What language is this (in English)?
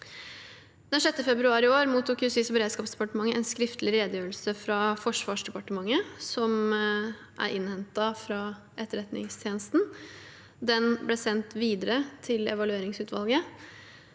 Norwegian